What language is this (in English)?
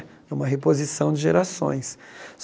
Portuguese